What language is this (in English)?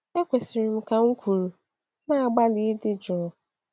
Igbo